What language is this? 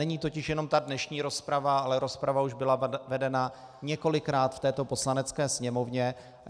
Czech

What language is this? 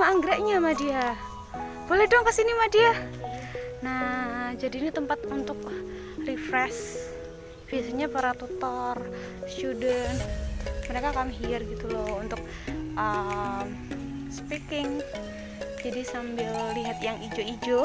Indonesian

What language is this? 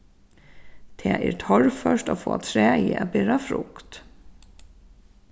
Faroese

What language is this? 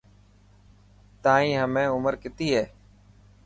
Dhatki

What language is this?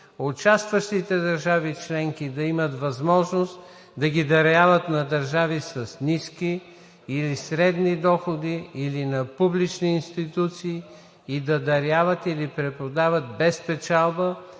Bulgarian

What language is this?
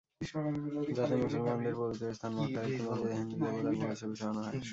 Bangla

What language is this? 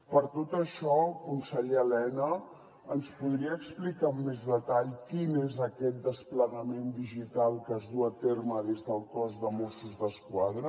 Catalan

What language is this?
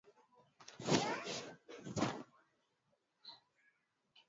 Swahili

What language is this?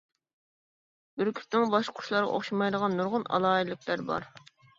Uyghur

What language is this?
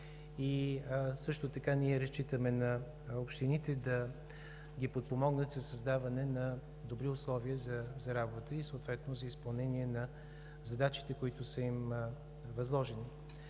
Bulgarian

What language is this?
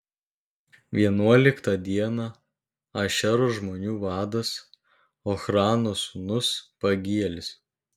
Lithuanian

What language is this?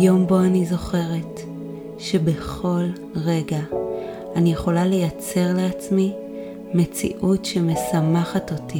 Hebrew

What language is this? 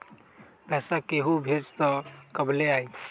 Magahi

